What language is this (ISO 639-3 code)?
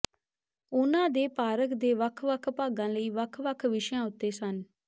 pan